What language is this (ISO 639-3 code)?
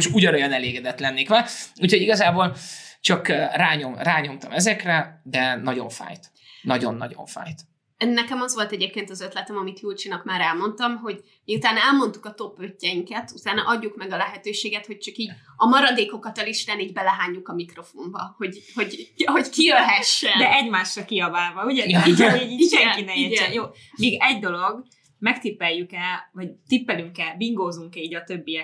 hun